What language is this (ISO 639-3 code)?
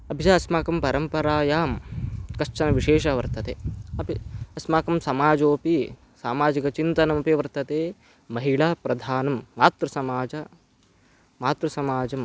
san